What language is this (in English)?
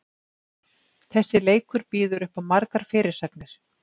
Icelandic